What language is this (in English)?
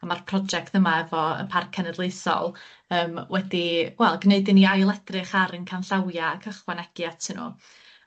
Welsh